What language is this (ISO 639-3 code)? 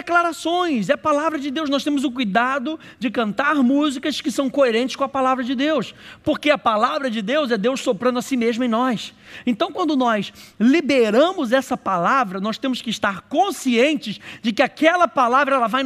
por